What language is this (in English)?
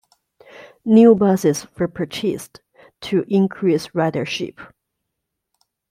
English